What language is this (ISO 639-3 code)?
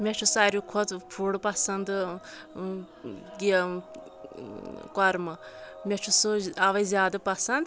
kas